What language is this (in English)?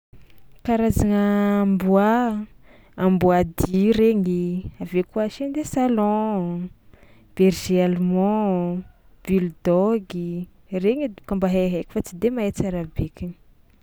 Tsimihety Malagasy